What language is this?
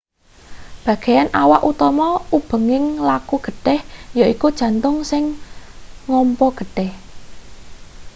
Javanese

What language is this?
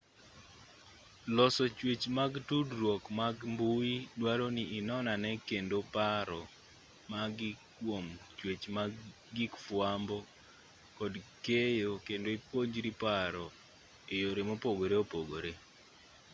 Luo (Kenya and Tanzania)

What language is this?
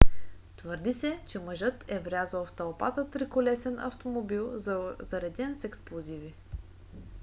Bulgarian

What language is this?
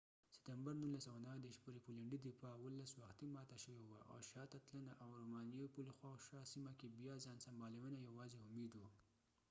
Pashto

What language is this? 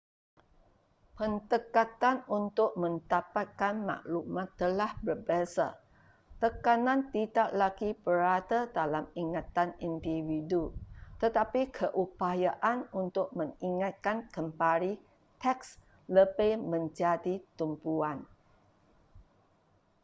Malay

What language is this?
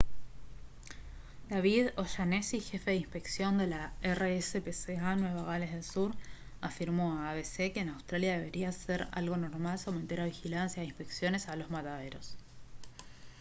Spanish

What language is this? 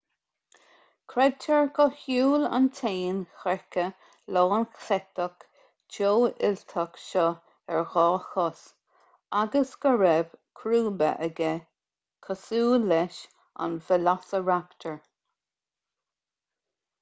Irish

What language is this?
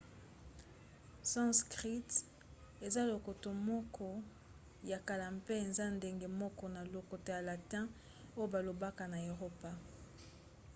Lingala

